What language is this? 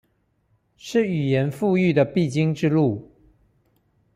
Chinese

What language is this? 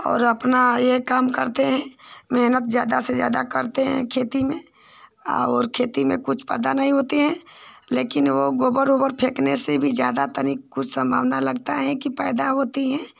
Hindi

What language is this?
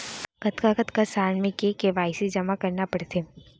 Chhattisgarhi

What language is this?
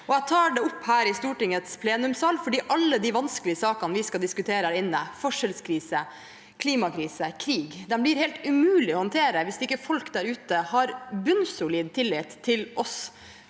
Norwegian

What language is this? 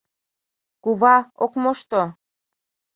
Mari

